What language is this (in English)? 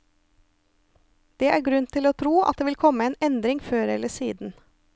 Norwegian